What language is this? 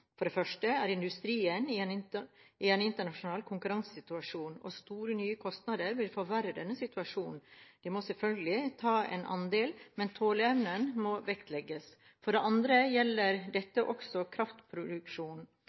Norwegian Bokmål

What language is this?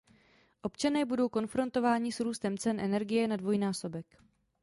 Czech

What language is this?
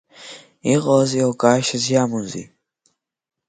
Abkhazian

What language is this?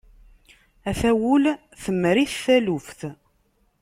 Kabyle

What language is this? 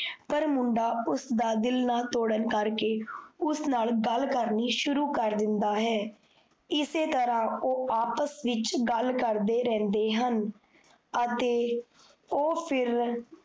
Punjabi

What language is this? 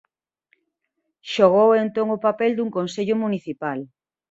Galician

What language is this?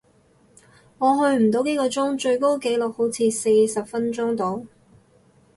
Cantonese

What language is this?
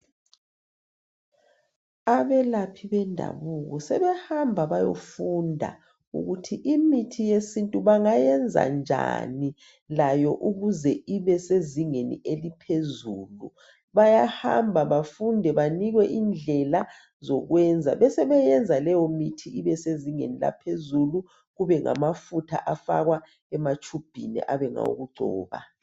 North Ndebele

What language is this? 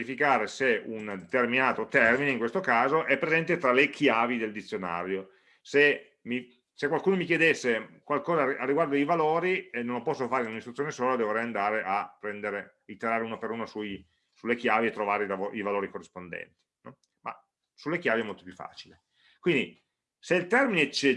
Italian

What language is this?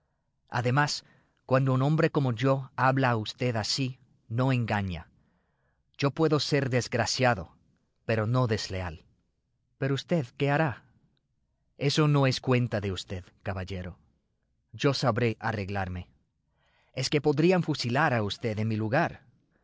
Spanish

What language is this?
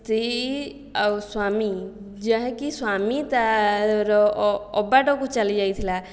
Odia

